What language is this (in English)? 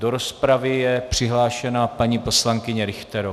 Czech